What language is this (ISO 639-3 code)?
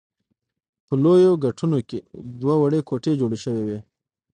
pus